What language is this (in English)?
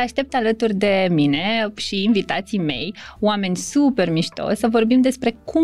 Romanian